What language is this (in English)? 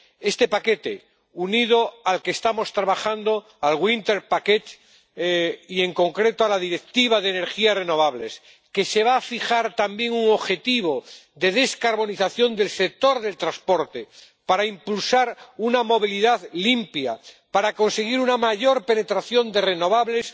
Spanish